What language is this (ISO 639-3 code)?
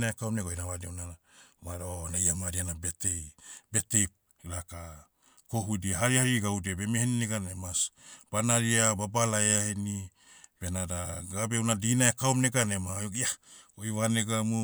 meu